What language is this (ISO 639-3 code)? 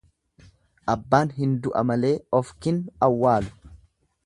orm